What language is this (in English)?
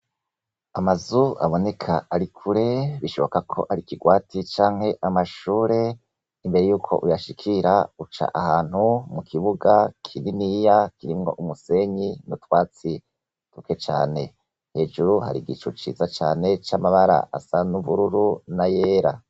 Rundi